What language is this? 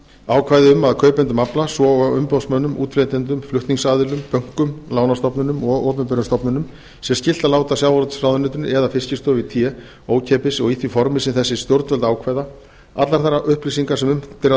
Icelandic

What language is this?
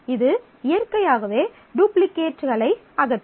Tamil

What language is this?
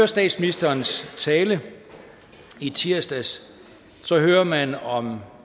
Danish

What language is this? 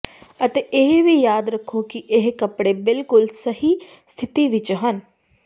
Punjabi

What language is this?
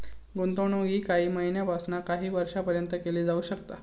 Marathi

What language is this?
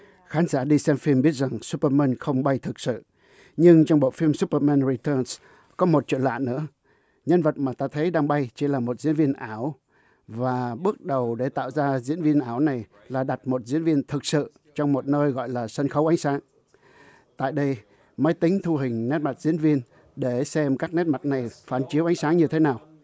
Vietnamese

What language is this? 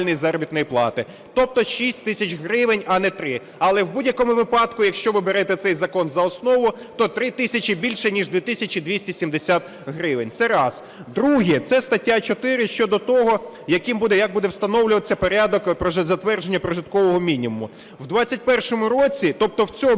Ukrainian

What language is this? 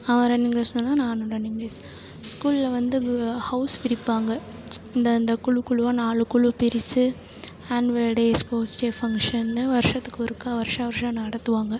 Tamil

